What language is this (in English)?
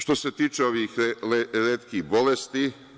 Serbian